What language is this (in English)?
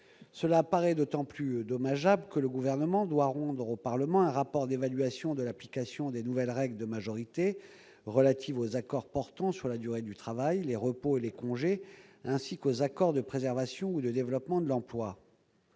French